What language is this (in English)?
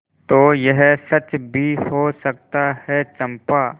Hindi